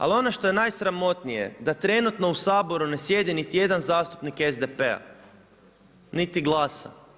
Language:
Croatian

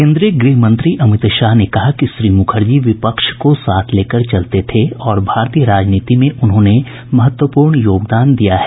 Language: Hindi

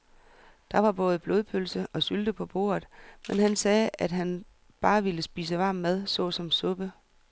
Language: Danish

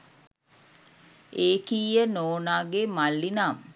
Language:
Sinhala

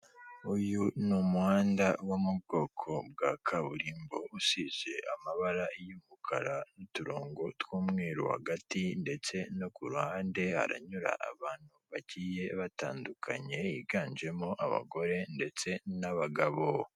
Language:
Kinyarwanda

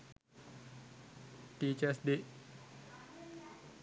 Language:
Sinhala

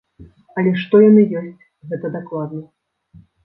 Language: Belarusian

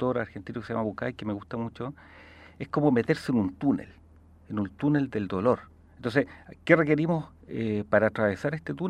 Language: Spanish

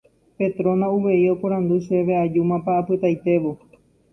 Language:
Guarani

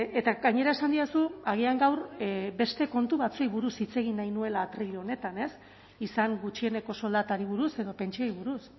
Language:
Basque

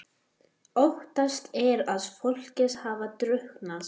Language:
Icelandic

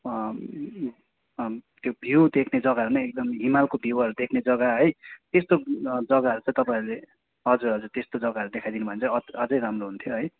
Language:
Nepali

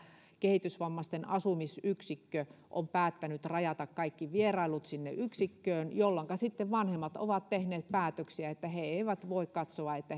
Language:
Finnish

